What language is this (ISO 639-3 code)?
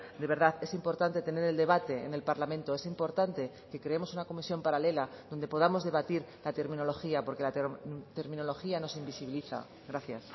spa